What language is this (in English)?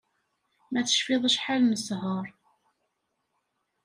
Kabyle